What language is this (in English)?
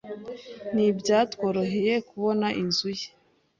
Kinyarwanda